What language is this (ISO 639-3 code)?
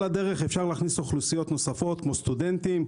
heb